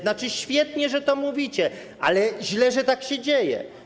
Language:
Polish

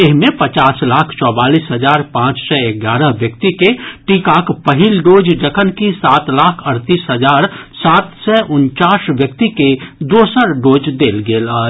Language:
Maithili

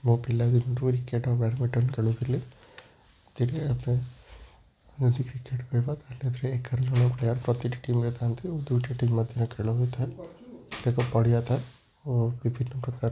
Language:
Odia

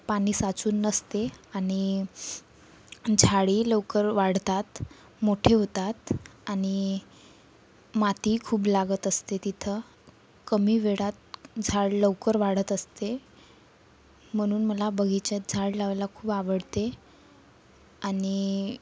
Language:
Marathi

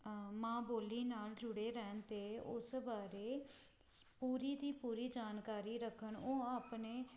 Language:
Punjabi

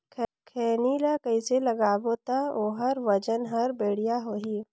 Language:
Chhattisgarhi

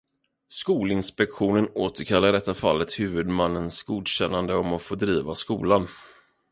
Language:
Swedish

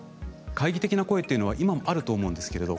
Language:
Japanese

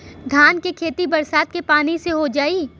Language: Bhojpuri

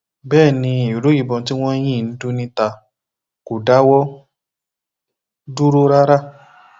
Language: Yoruba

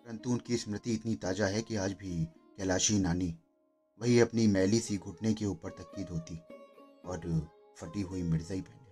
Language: Hindi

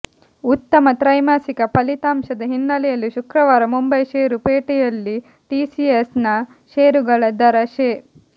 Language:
Kannada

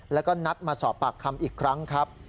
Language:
Thai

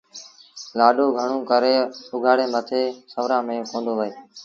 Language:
Sindhi Bhil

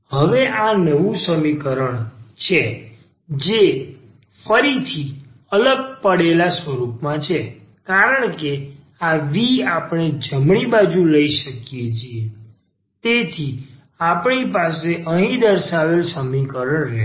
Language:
Gujarati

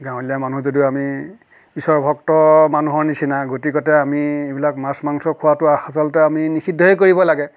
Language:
Assamese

